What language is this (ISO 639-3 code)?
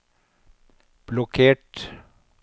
nor